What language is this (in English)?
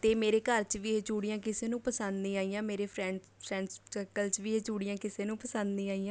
Punjabi